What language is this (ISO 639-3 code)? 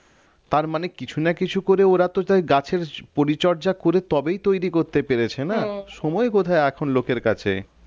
ben